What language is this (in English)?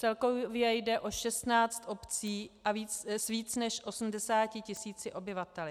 Czech